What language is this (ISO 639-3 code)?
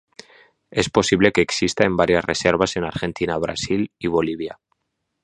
spa